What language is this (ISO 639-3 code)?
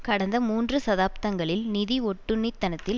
tam